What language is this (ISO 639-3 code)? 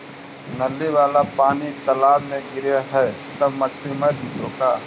mag